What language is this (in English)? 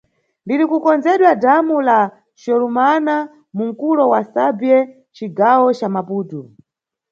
Nyungwe